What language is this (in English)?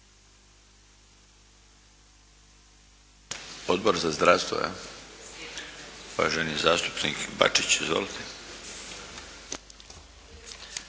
Croatian